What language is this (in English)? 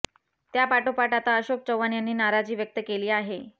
Marathi